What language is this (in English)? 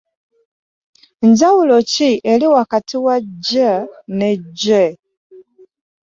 Ganda